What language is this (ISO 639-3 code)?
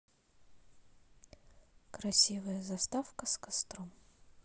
rus